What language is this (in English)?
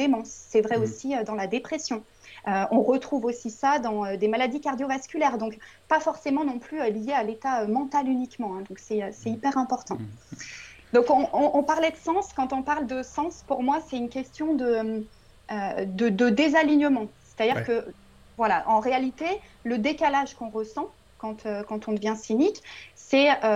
French